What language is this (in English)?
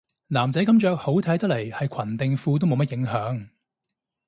Cantonese